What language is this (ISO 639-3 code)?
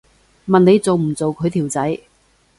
yue